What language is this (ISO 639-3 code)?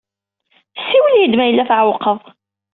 kab